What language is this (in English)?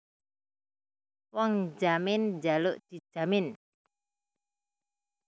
Javanese